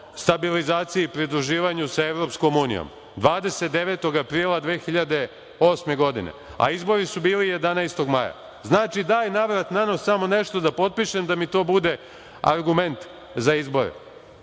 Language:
Serbian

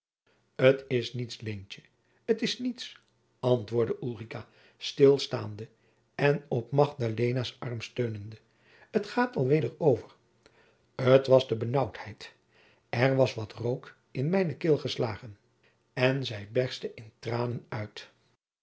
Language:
Dutch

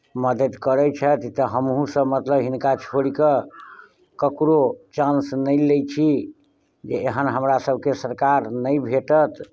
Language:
Maithili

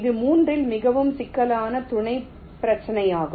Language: Tamil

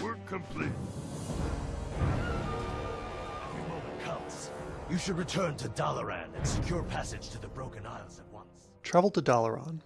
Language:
English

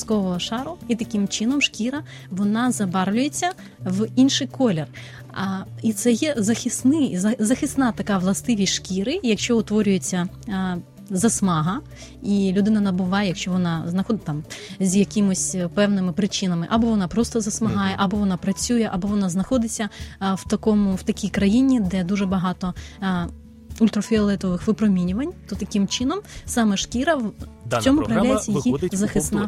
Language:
Ukrainian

